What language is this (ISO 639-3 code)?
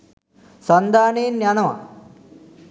sin